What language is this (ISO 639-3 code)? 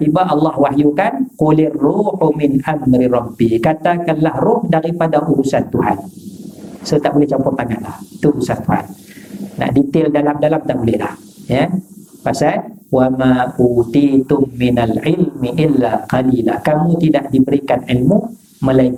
msa